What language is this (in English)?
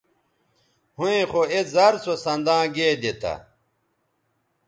Bateri